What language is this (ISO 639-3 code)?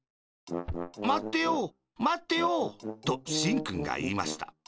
jpn